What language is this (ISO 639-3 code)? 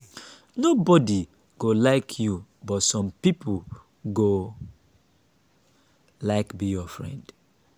pcm